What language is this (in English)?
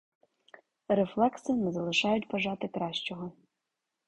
Ukrainian